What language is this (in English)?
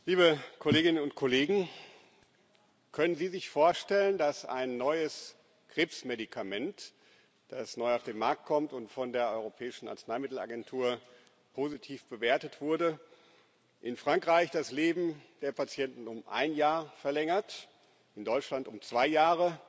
German